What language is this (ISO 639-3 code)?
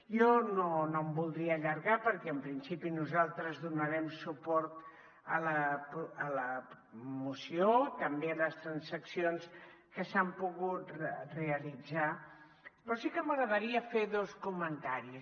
cat